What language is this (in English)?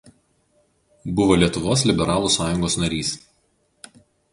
Lithuanian